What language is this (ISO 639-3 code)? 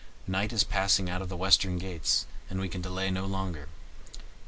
eng